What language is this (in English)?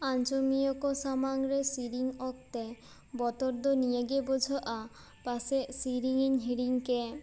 Santali